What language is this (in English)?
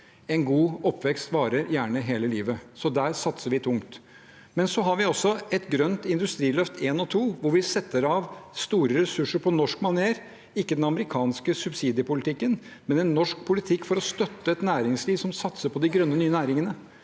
Norwegian